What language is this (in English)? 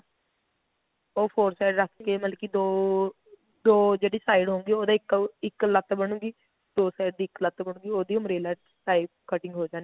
Punjabi